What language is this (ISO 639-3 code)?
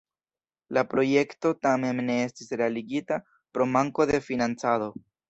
epo